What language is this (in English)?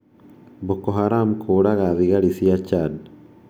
Kikuyu